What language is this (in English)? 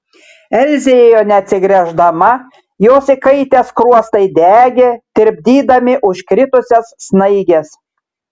Lithuanian